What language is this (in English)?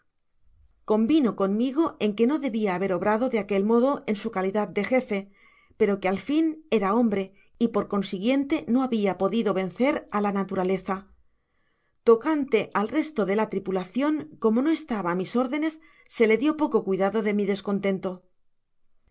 Spanish